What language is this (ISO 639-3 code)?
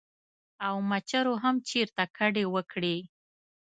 pus